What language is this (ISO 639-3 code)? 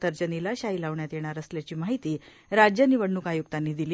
mar